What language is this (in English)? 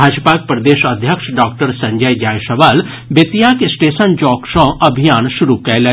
Maithili